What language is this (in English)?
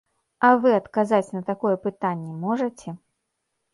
Belarusian